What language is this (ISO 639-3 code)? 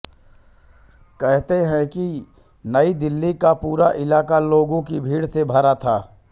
hin